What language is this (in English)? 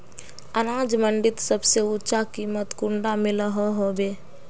Magahi